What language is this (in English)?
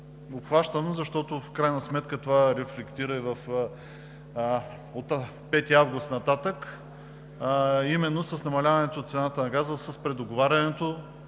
Bulgarian